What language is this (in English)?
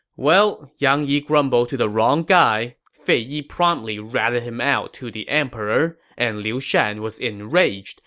English